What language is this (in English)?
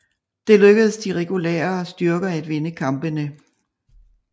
Danish